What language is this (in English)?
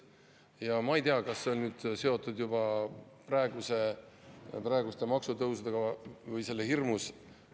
Estonian